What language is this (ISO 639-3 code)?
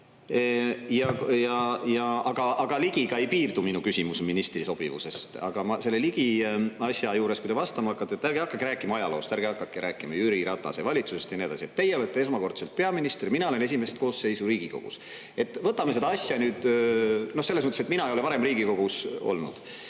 est